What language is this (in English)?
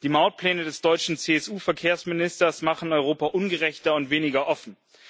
German